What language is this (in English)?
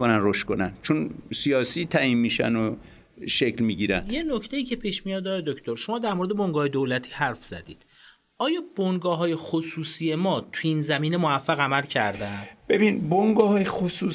Persian